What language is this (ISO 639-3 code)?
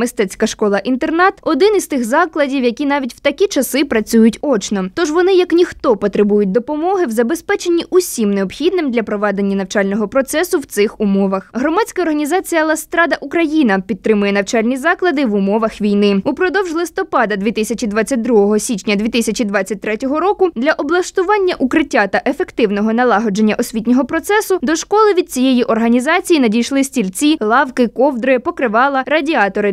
ukr